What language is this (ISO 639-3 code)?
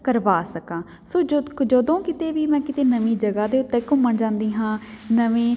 pan